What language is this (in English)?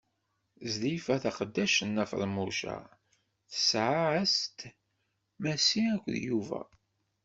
Kabyle